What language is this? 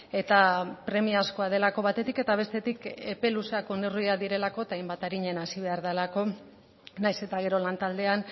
Basque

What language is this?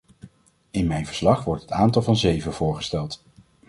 Dutch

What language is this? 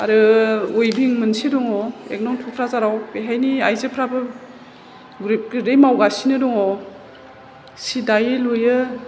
Bodo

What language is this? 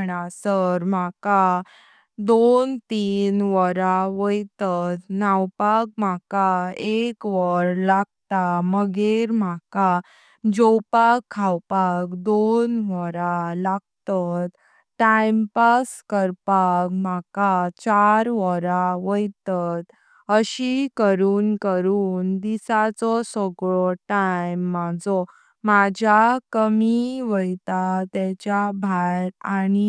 Konkani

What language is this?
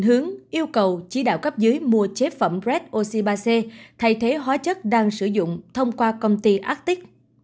Vietnamese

